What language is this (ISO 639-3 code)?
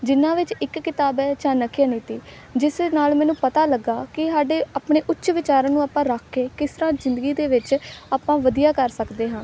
pan